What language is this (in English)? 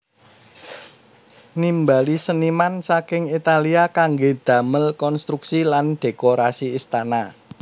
Javanese